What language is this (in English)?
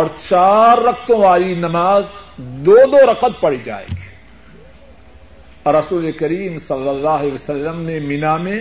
Urdu